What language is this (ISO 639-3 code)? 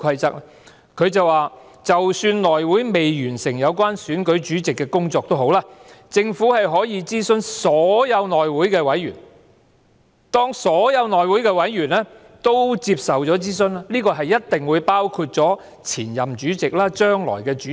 yue